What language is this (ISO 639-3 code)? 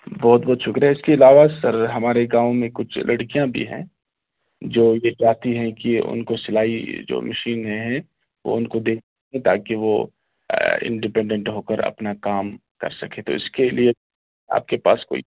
urd